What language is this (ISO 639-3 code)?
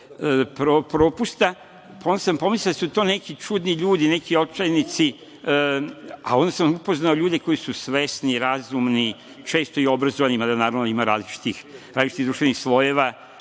srp